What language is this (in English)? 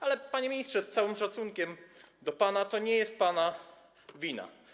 Polish